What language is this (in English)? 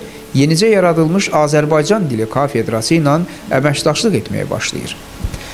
Turkish